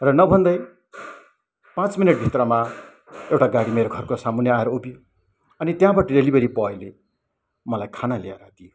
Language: Nepali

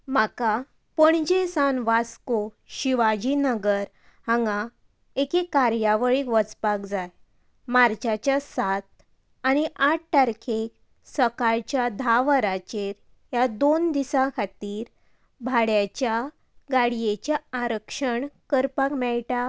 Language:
Konkani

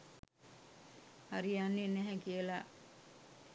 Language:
Sinhala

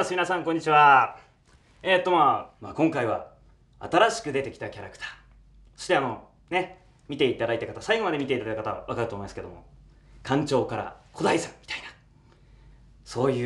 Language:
Japanese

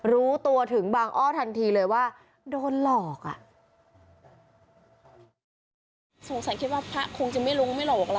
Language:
Thai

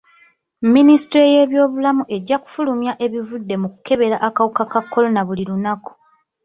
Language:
Ganda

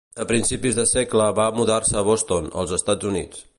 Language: Catalan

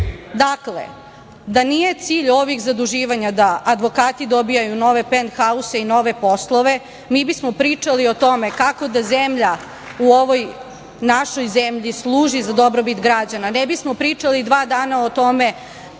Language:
Serbian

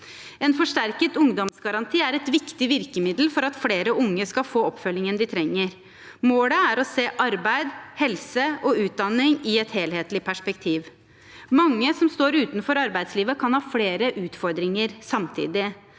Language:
Norwegian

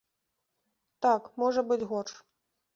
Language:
Belarusian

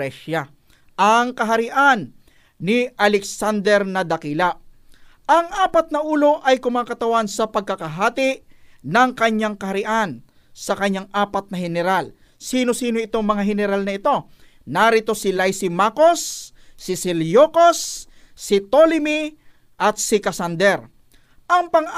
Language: Filipino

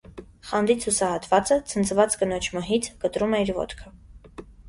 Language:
Armenian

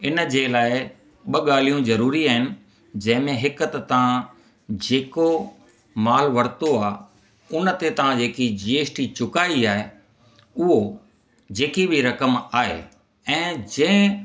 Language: Sindhi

